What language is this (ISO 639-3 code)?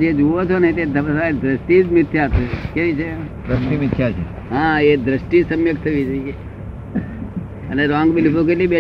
guj